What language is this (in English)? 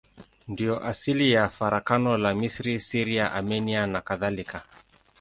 Swahili